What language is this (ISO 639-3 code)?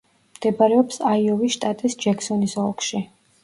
kat